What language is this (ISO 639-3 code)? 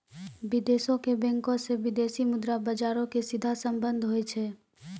mai